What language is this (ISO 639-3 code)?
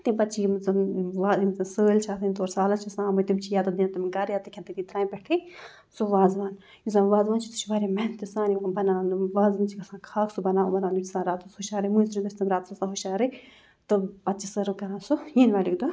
kas